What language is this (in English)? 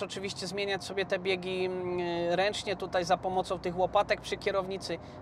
Polish